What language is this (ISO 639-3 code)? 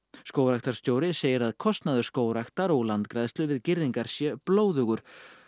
isl